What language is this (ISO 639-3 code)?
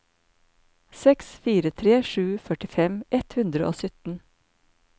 nor